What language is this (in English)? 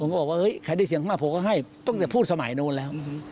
Thai